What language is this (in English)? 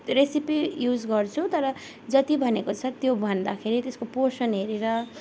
Nepali